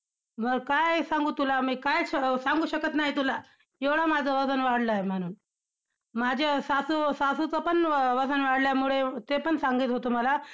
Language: Marathi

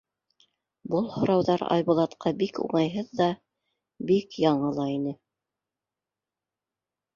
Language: Bashkir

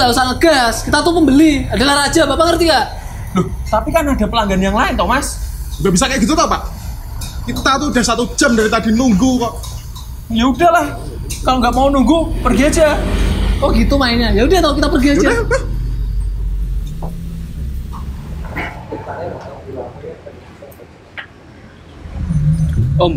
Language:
Indonesian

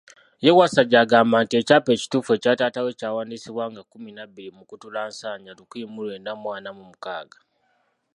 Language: Ganda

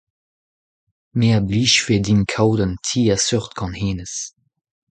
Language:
Breton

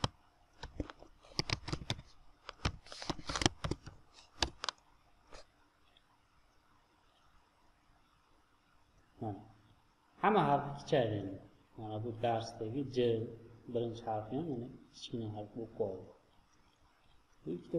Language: Turkish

